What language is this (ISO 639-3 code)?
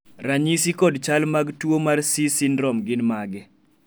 luo